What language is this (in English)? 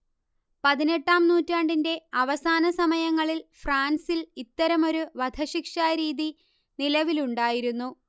Malayalam